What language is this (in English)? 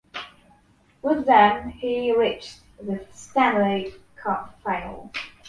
English